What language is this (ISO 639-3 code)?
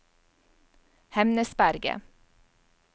nor